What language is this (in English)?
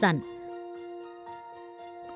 Vietnamese